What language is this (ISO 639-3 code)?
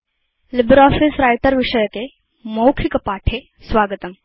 san